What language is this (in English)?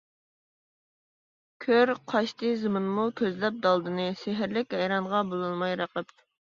Uyghur